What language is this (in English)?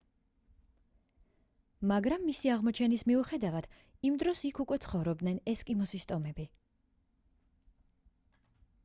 Georgian